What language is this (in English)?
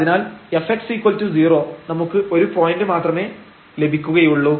Malayalam